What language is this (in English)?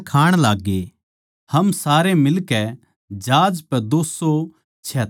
Haryanvi